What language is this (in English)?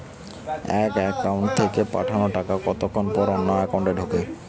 Bangla